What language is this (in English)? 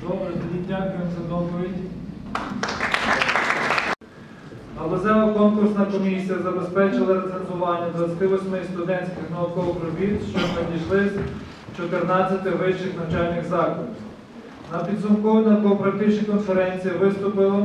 Ukrainian